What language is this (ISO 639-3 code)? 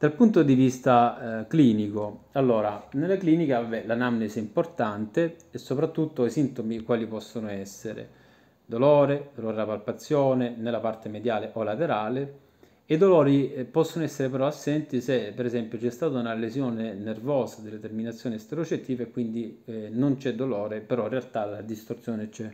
ita